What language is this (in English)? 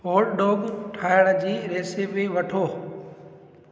Sindhi